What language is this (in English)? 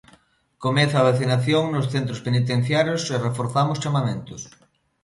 Galician